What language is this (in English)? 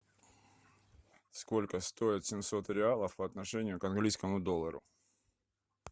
Russian